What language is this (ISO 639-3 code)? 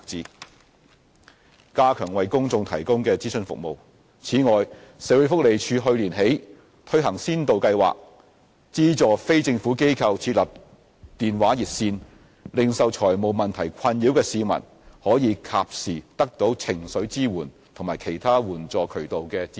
yue